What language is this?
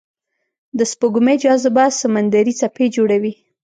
Pashto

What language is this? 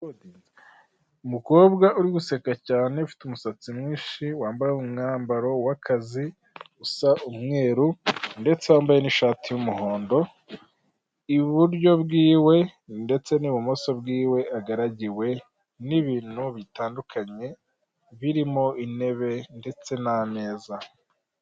Kinyarwanda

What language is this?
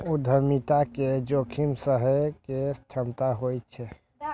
Maithili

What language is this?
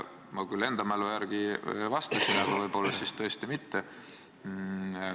Estonian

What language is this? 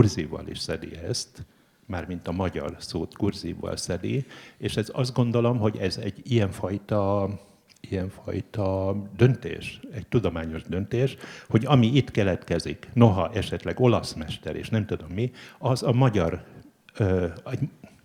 Hungarian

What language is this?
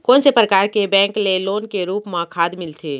Chhattisgarhi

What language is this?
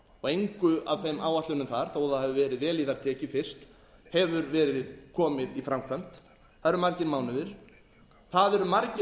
Icelandic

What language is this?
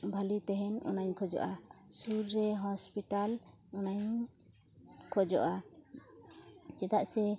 Santali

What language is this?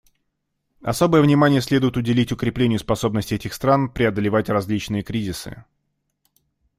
Russian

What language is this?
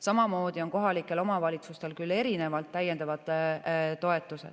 Estonian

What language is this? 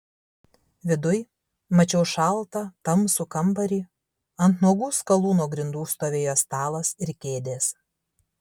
Lithuanian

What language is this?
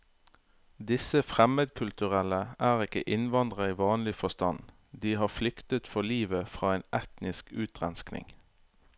Norwegian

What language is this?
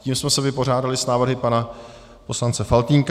Czech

